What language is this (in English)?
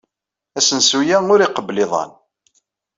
Kabyle